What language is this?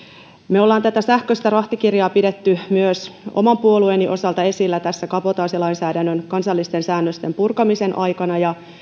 Finnish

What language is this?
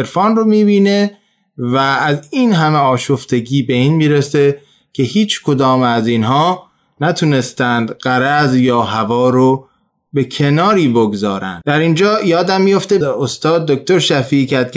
Persian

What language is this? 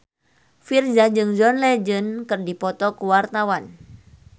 Sundanese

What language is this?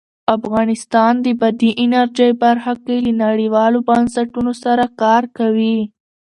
Pashto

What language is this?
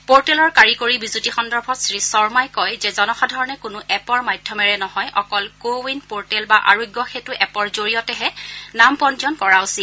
Assamese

